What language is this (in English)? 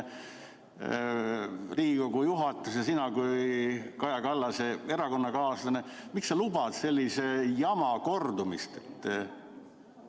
Estonian